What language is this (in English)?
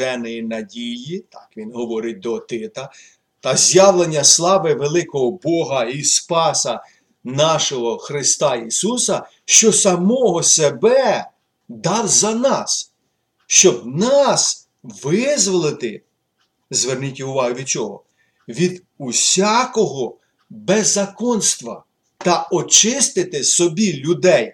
Ukrainian